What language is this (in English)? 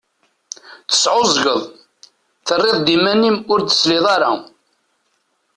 Kabyle